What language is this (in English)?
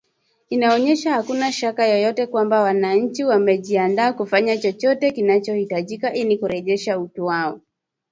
Swahili